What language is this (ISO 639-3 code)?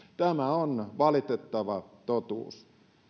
fin